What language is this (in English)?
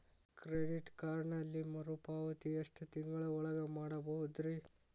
Kannada